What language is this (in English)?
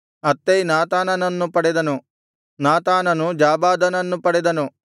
Kannada